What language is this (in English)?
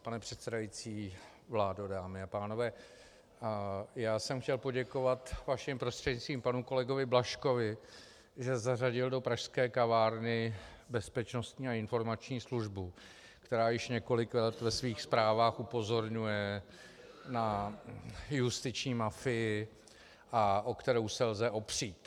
Czech